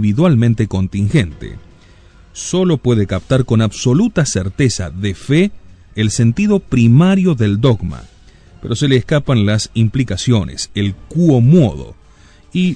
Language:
Spanish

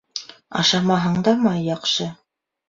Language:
Bashkir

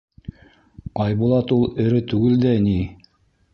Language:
Bashkir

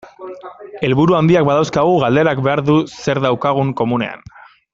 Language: Basque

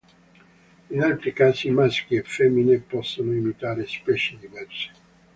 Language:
Italian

